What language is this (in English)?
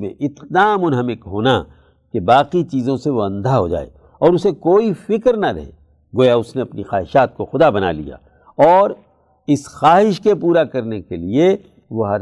Urdu